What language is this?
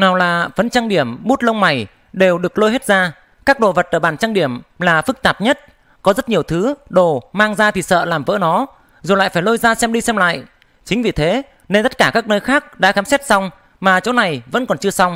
Vietnamese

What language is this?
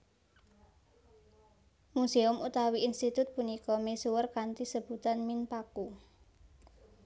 Javanese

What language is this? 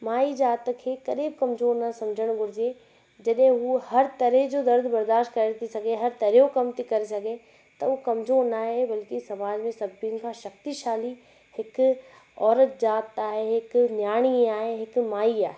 Sindhi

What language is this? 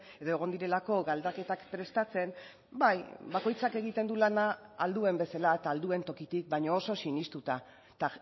Basque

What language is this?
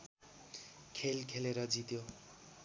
Nepali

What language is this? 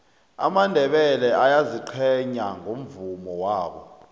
South Ndebele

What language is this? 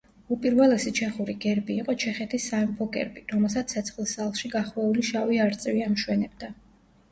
Georgian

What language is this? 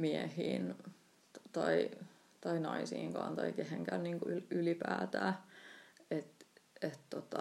Finnish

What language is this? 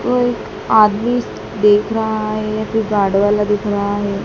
Hindi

